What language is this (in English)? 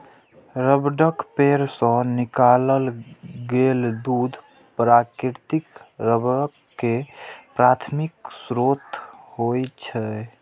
Maithili